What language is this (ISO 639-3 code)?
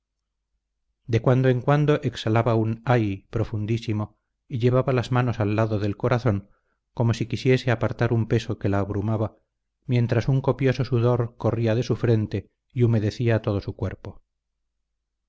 spa